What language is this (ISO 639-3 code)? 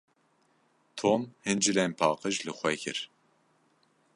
kur